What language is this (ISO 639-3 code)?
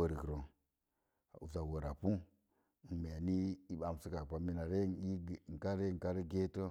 ver